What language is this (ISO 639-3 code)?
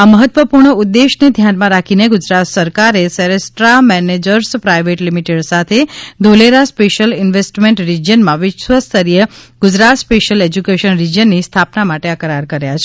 guj